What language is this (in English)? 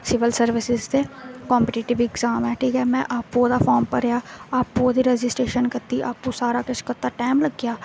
Dogri